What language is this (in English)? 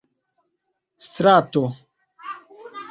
Esperanto